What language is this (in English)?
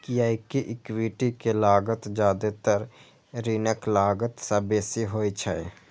Maithili